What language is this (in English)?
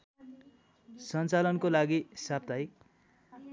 Nepali